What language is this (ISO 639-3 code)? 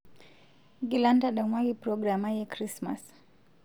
mas